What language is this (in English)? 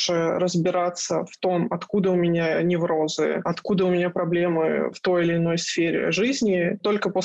Russian